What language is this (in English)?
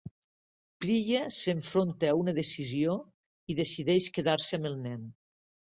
Catalan